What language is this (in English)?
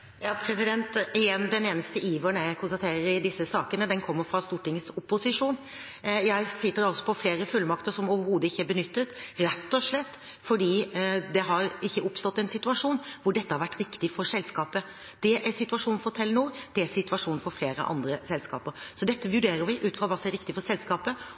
Norwegian Bokmål